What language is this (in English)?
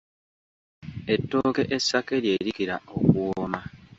Ganda